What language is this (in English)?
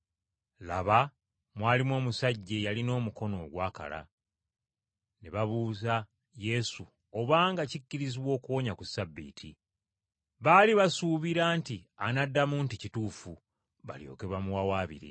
Ganda